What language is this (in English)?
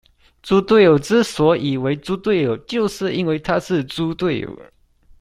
Chinese